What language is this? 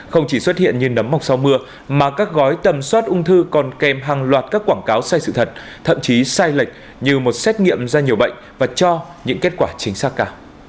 Vietnamese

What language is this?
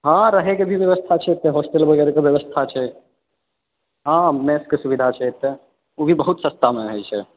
Maithili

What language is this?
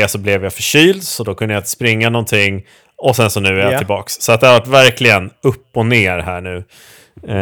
Swedish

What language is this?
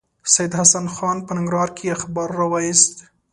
Pashto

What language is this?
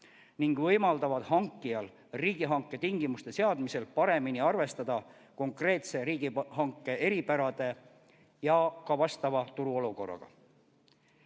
Estonian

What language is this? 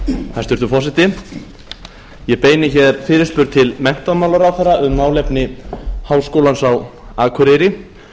Icelandic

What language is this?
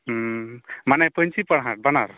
Santali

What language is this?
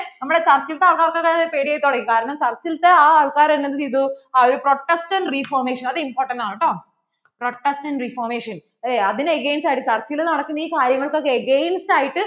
Malayalam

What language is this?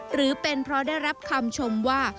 Thai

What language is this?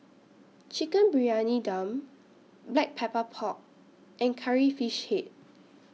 English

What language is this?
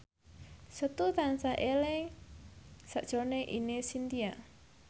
Javanese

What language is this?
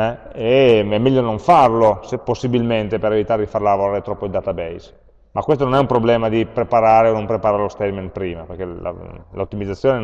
Italian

